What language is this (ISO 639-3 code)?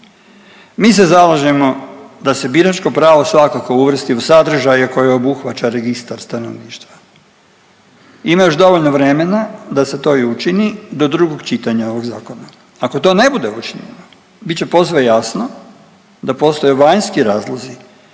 hrv